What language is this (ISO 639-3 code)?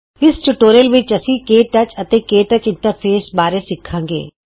pan